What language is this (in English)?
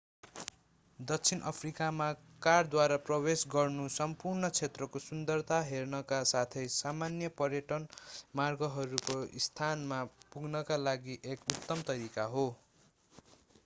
Nepali